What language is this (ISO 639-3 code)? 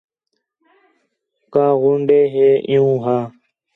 xhe